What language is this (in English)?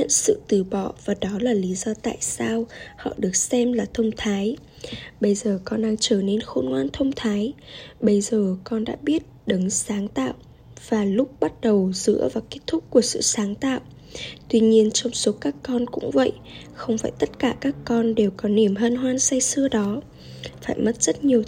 Vietnamese